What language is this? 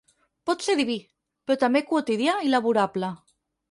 Catalan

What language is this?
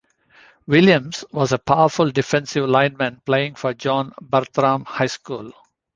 English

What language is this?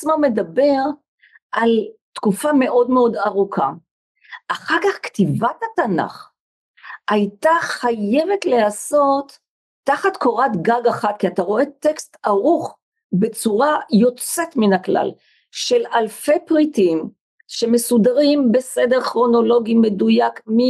Hebrew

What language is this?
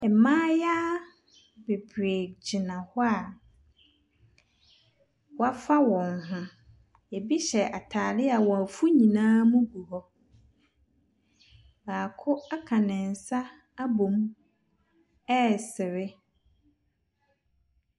Akan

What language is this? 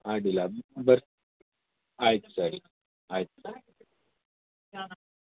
Kannada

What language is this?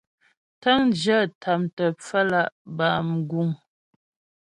Ghomala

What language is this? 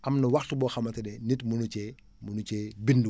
Wolof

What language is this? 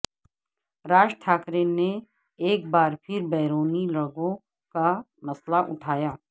Urdu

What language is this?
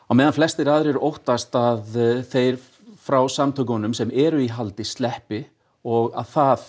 Icelandic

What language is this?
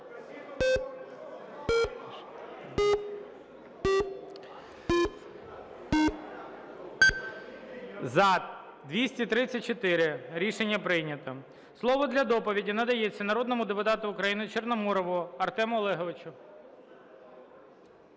Ukrainian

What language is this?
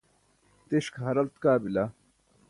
Burushaski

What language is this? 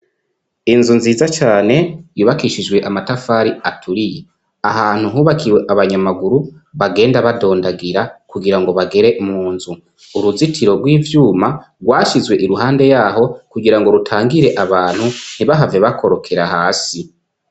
Rundi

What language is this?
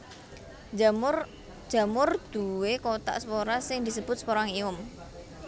Javanese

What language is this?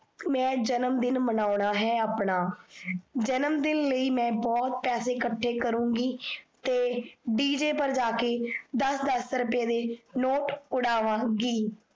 Punjabi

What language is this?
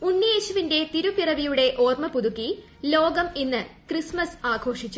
Malayalam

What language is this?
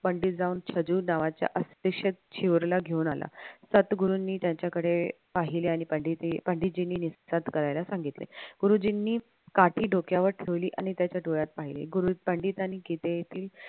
Marathi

